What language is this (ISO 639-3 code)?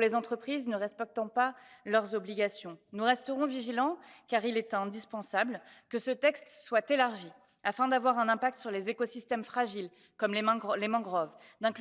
fra